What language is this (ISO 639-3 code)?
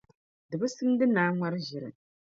dag